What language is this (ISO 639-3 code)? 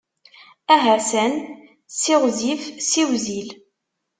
kab